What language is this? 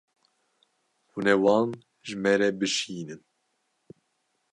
Kurdish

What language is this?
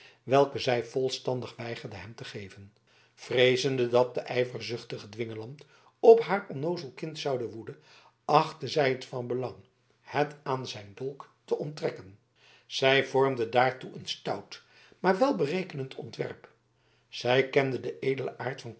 Dutch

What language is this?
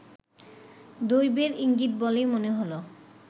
Bangla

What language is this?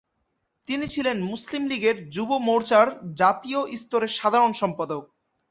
Bangla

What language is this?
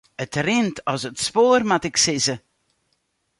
Western Frisian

